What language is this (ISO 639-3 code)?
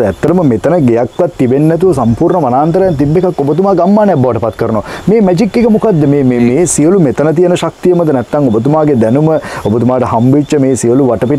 ind